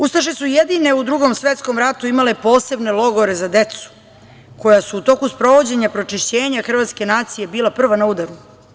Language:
Serbian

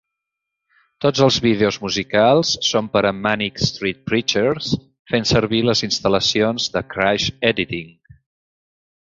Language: Catalan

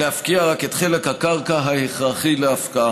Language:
Hebrew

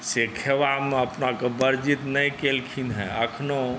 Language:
Maithili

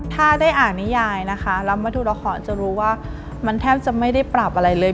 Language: Thai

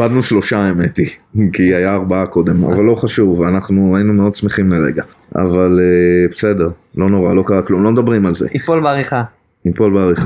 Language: Hebrew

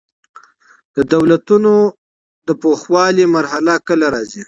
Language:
Pashto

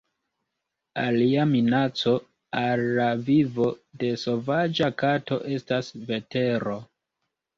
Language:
Esperanto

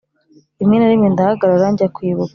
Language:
Kinyarwanda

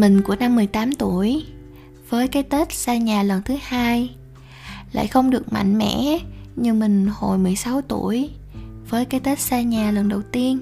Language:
Vietnamese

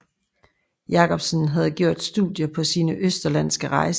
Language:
Danish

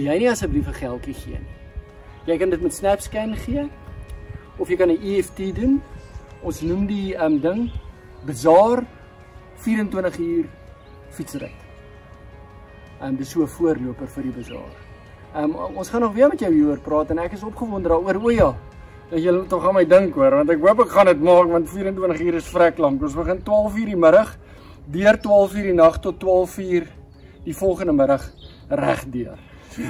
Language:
Dutch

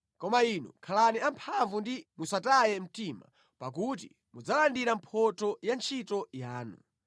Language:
Nyanja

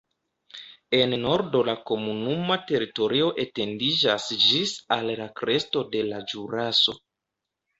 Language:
Esperanto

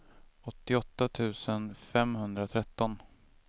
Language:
Swedish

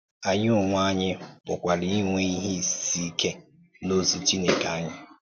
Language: Igbo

